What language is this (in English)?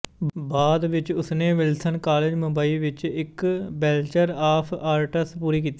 Punjabi